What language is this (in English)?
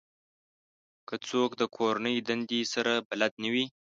Pashto